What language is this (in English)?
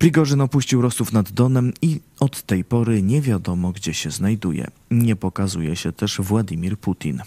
Polish